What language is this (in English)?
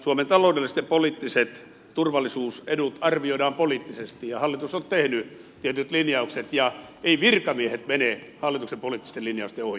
Finnish